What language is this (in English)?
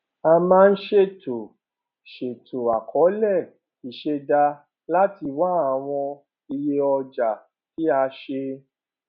Yoruba